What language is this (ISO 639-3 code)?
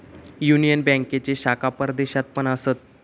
mar